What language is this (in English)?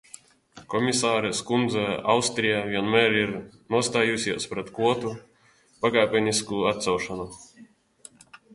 Latvian